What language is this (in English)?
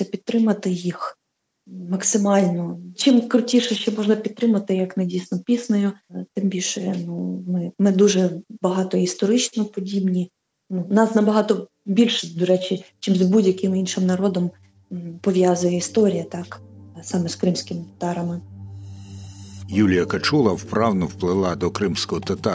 Ukrainian